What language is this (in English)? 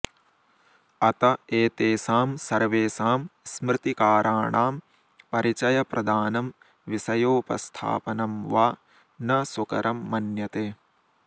Sanskrit